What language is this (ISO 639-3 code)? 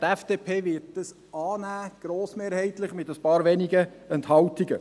gsw